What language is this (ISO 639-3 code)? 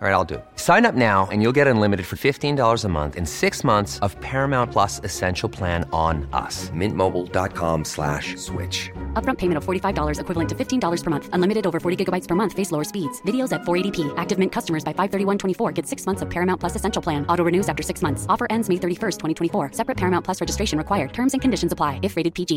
fil